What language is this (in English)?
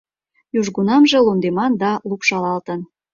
Mari